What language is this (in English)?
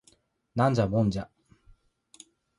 Japanese